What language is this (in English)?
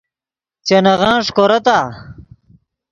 Yidgha